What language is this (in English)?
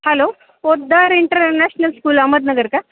Marathi